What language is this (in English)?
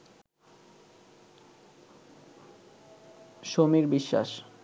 Bangla